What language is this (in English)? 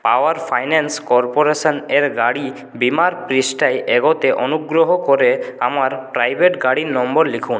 Bangla